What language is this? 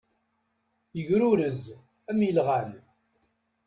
Kabyle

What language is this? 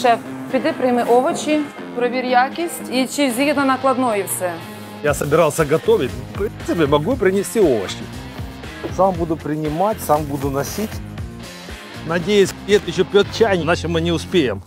Russian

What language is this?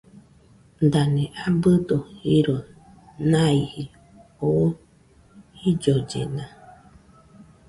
Nüpode Huitoto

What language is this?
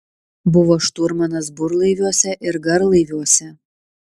Lithuanian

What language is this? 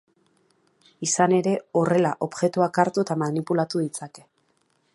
Basque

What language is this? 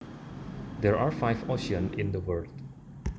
Javanese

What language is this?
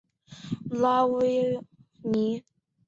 Chinese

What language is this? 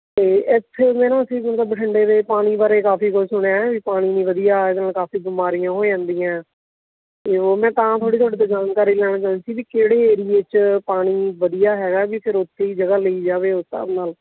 Punjabi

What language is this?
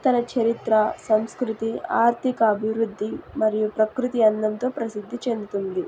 Telugu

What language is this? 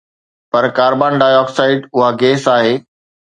Sindhi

